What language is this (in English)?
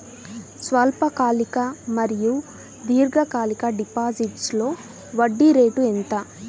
Telugu